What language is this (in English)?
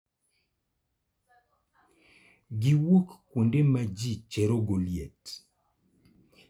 Luo (Kenya and Tanzania)